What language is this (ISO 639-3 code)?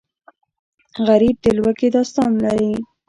pus